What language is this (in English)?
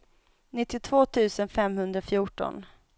Swedish